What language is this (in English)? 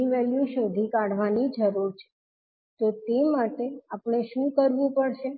Gujarati